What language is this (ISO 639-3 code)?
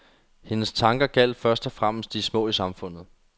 dan